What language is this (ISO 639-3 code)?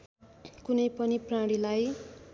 nep